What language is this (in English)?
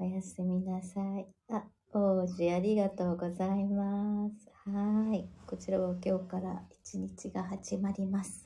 Japanese